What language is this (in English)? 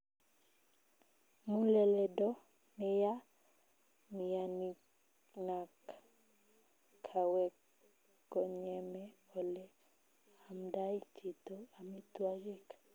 Kalenjin